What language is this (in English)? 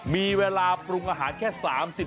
Thai